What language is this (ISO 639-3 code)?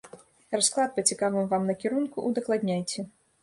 bel